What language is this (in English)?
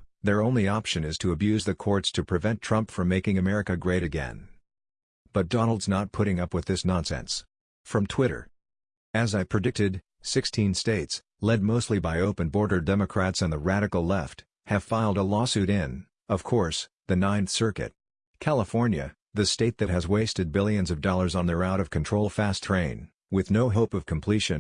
English